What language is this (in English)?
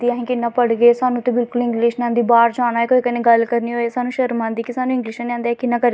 Dogri